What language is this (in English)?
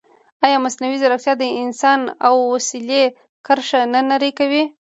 Pashto